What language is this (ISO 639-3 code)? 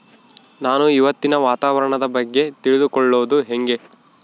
kan